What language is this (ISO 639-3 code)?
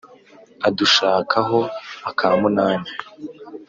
kin